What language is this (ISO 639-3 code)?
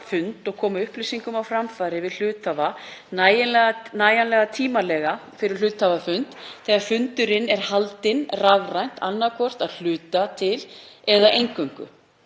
isl